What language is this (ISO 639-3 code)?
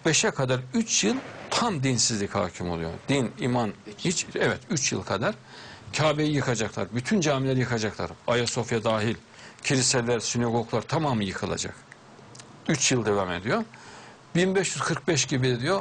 tur